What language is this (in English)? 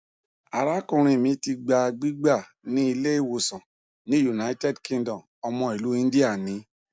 Yoruba